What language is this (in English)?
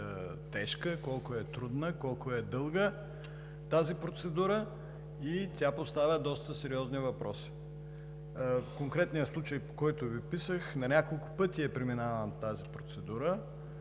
Bulgarian